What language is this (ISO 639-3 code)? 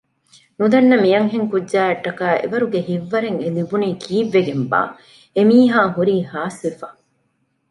div